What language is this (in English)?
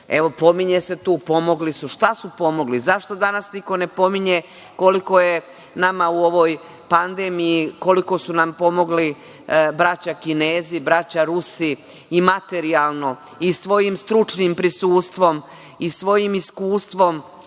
Serbian